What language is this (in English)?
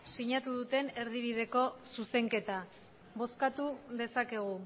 Basque